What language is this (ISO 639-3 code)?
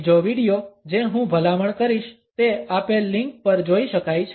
guj